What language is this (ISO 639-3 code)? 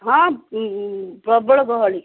ori